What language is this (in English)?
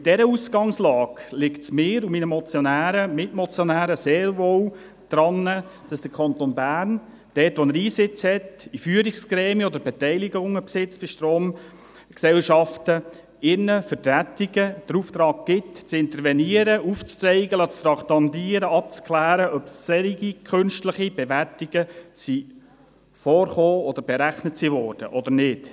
Swiss German